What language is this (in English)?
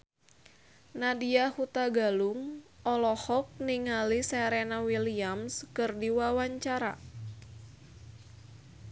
Sundanese